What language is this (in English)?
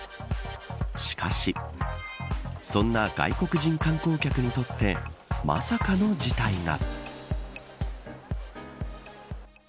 Japanese